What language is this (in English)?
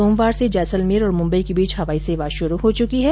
Hindi